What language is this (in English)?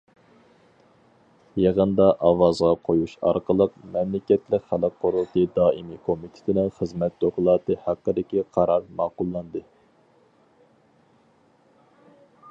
Uyghur